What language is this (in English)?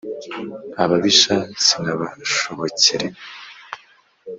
Kinyarwanda